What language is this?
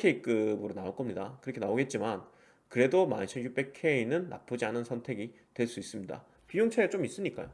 Korean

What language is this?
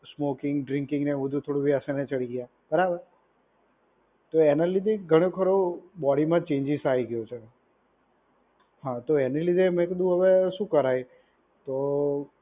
Gujarati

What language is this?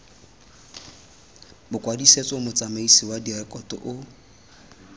Tswana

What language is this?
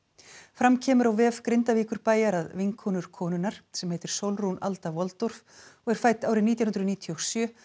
Icelandic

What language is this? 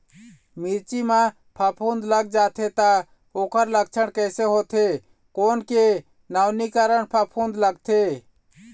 Chhattisgarhi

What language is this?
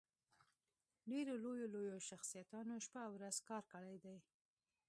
Pashto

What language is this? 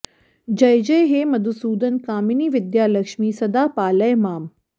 Sanskrit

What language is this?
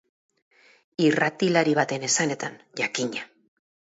Basque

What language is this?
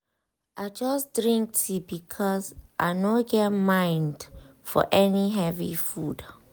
Nigerian Pidgin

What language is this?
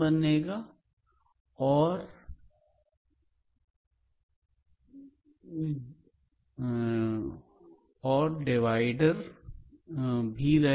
Hindi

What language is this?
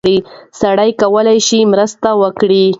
Pashto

